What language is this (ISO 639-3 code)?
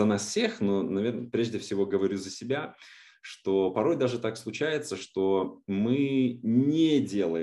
rus